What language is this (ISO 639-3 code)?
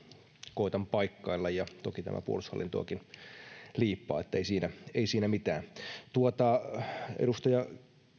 fin